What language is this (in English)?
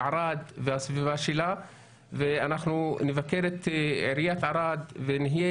Hebrew